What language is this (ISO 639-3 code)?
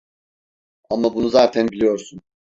tur